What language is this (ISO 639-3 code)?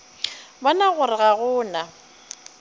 nso